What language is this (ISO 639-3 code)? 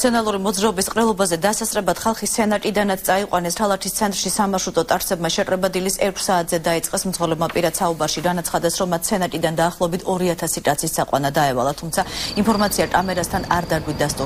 ara